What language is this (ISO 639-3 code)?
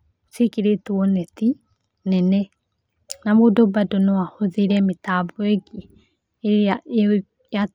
kik